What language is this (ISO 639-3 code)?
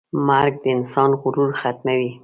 pus